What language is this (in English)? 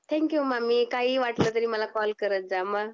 Marathi